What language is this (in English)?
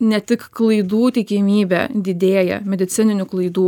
Lithuanian